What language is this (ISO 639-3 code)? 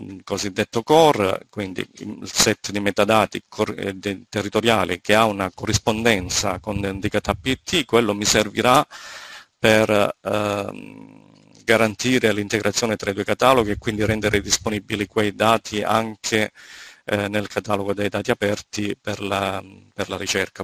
ita